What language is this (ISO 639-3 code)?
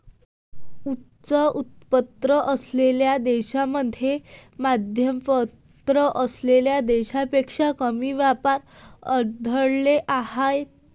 mar